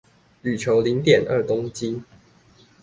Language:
Chinese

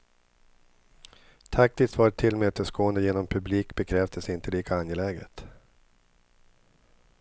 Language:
Swedish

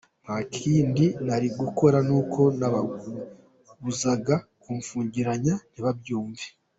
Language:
Kinyarwanda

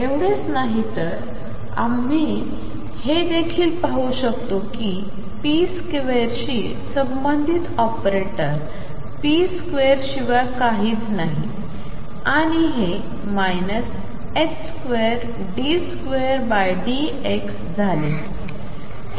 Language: Marathi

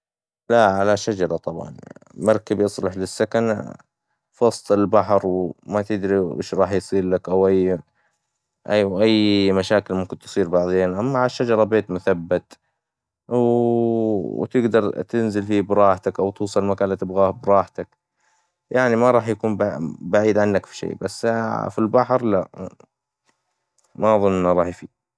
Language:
Hijazi Arabic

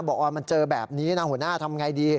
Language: Thai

